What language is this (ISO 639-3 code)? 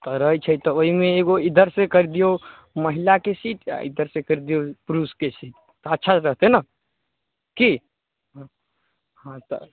mai